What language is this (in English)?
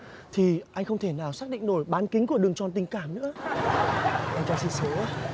Vietnamese